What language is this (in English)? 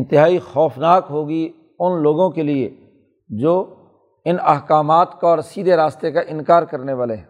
Urdu